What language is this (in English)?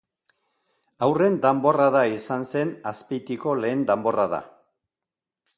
Basque